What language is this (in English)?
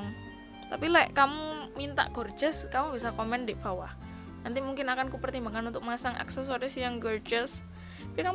Indonesian